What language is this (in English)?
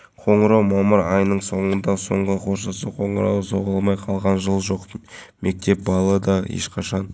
Kazakh